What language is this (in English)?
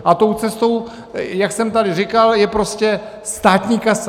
Czech